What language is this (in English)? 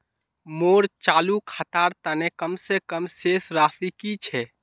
Magahi